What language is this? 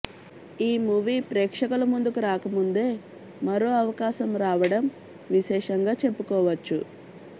Telugu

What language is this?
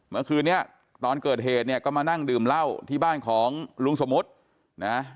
Thai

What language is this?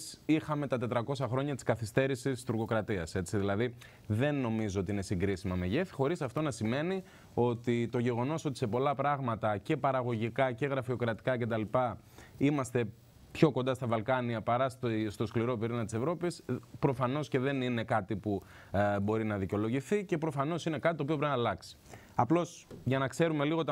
Greek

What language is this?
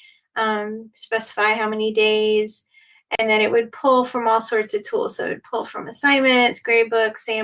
English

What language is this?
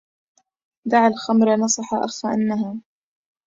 Arabic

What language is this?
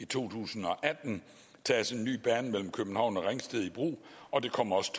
Danish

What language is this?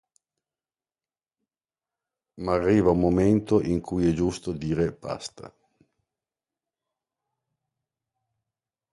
Italian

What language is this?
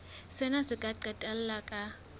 Southern Sotho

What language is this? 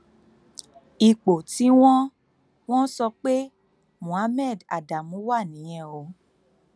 Yoruba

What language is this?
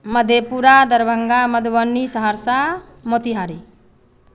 Maithili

